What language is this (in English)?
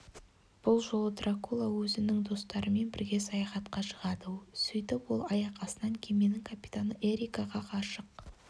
Kazakh